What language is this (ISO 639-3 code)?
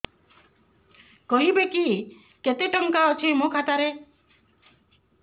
ori